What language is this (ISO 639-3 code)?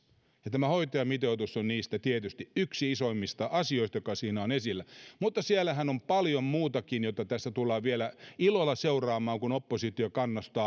fin